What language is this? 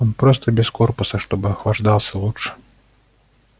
Russian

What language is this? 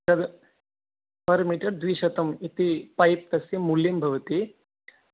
Sanskrit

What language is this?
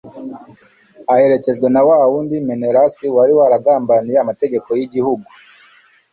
Kinyarwanda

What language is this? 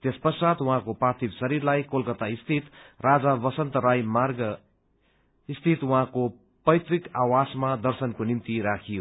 Nepali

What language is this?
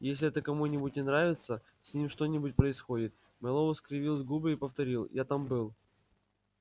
Russian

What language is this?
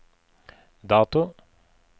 Norwegian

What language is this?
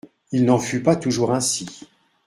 French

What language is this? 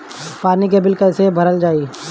Bhojpuri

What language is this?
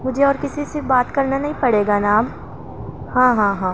Urdu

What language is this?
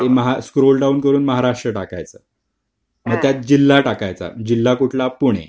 Marathi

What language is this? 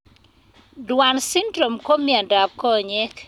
Kalenjin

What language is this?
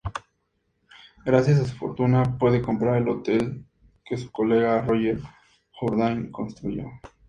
Spanish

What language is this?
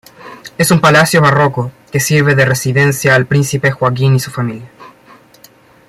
Spanish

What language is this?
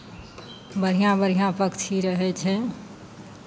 Maithili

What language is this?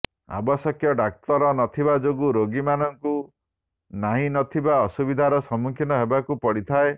Odia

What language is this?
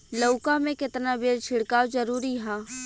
Bhojpuri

